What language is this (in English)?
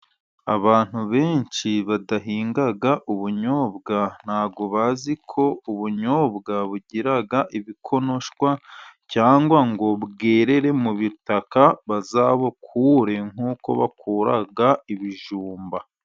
Kinyarwanda